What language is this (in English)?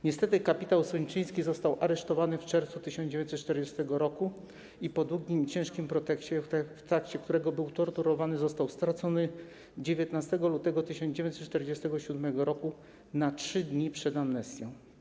Polish